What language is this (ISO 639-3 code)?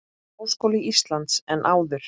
isl